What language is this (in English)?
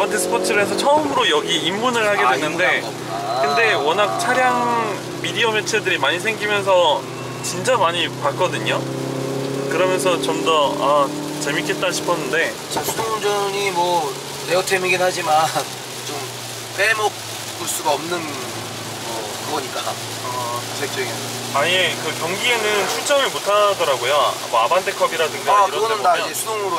Korean